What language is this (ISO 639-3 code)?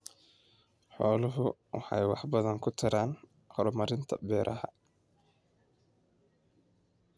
som